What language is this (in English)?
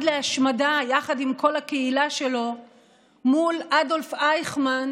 Hebrew